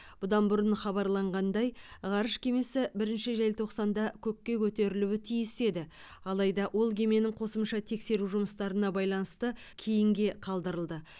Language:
Kazakh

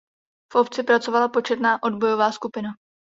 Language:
Czech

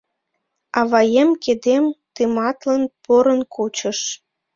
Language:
Mari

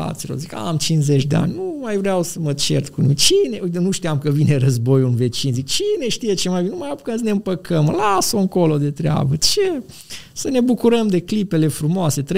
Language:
Romanian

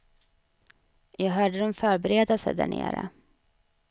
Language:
Swedish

